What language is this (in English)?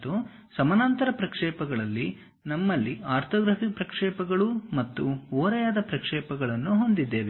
Kannada